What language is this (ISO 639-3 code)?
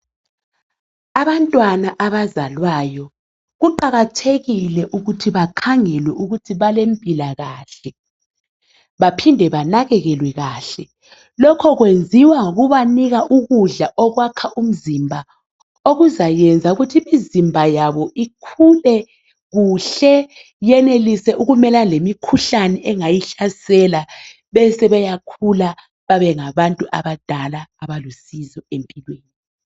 nde